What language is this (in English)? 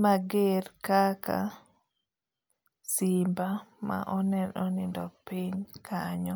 Luo (Kenya and Tanzania)